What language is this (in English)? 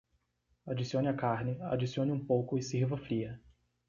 Portuguese